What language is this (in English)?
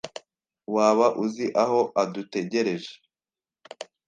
Kinyarwanda